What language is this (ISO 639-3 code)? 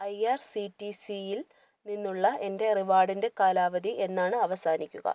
mal